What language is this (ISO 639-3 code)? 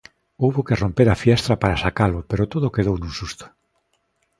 glg